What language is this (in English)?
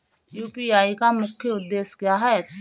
Hindi